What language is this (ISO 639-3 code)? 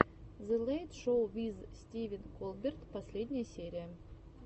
rus